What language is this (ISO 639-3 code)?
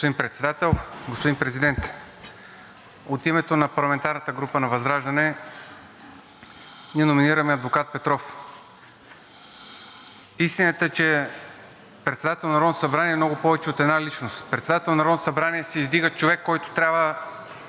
bul